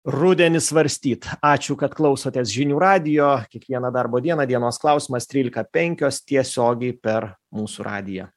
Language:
Lithuanian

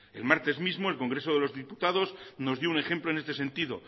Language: Spanish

